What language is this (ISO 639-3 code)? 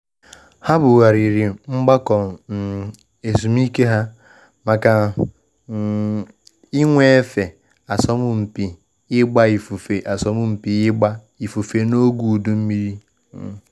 ibo